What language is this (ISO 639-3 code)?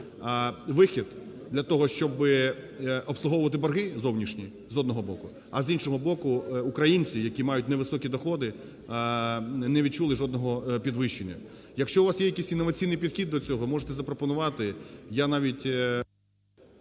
ukr